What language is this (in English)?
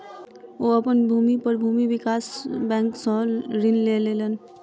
Maithili